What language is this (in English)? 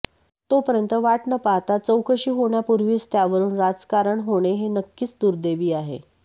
Marathi